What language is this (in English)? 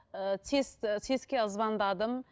Kazakh